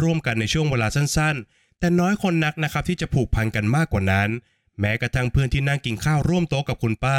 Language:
Thai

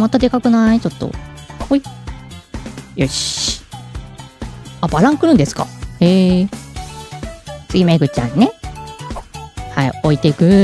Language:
Japanese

